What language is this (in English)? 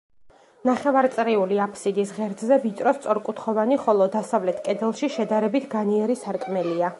Georgian